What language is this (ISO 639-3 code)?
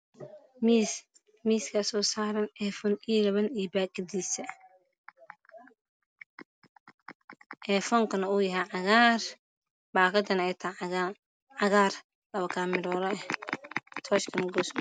som